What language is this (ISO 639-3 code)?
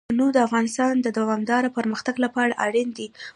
pus